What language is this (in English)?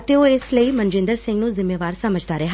Punjabi